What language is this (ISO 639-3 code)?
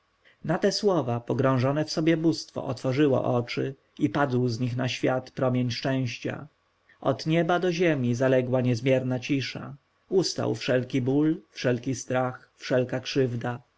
pol